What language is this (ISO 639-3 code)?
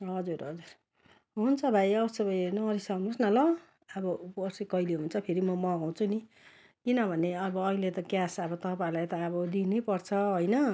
nep